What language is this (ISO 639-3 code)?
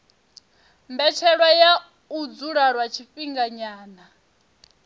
ven